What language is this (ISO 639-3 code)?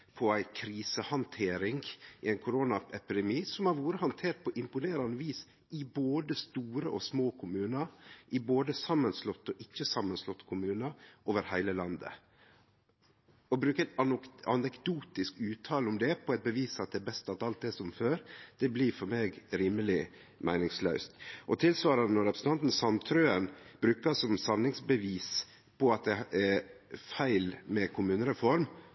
nno